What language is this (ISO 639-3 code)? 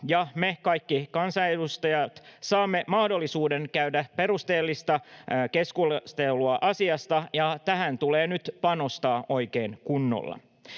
fin